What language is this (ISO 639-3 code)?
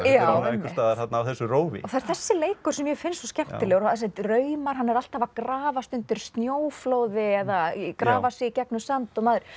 isl